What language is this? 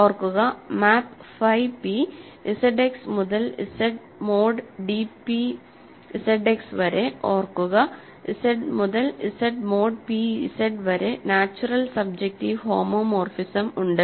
Malayalam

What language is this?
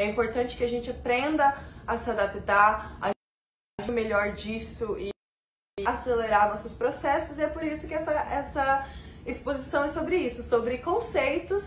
Portuguese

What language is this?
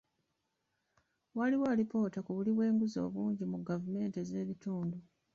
Ganda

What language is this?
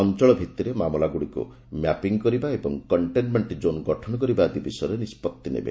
Odia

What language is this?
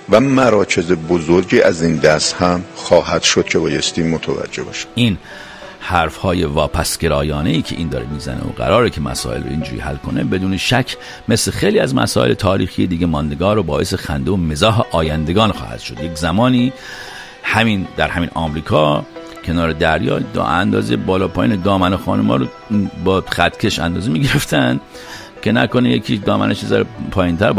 Persian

